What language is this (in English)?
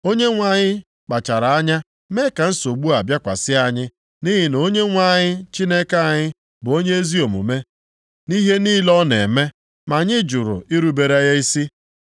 Igbo